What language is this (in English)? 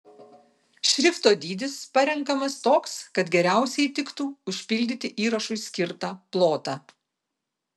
Lithuanian